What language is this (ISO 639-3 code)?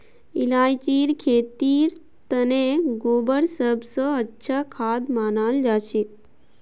mag